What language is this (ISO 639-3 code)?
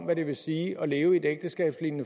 dan